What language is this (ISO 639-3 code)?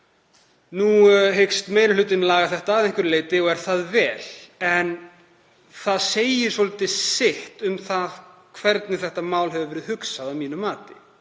isl